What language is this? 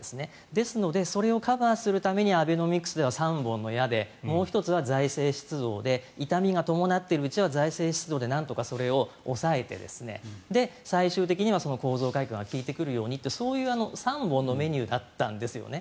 Japanese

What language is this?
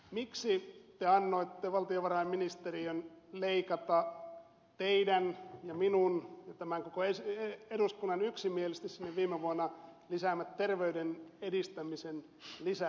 Finnish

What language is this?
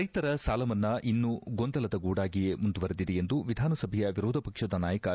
Kannada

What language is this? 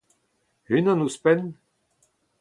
Breton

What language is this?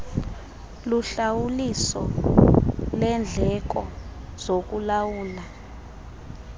Xhosa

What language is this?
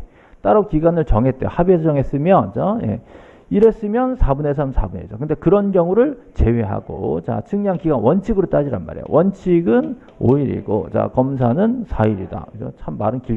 Korean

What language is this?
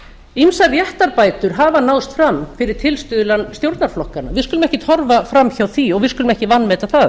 Icelandic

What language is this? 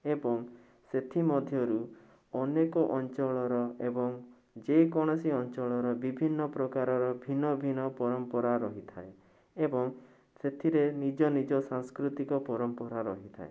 Odia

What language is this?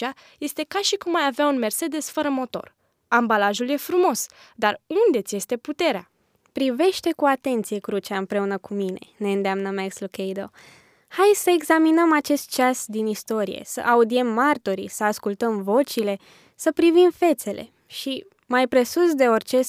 Romanian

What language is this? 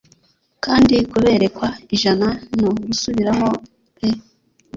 Kinyarwanda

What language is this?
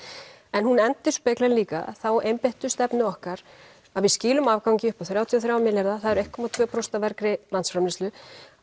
Icelandic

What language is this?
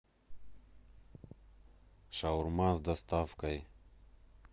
Russian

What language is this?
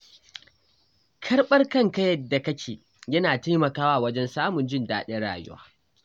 Hausa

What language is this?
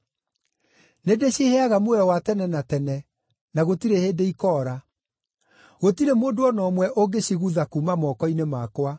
Kikuyu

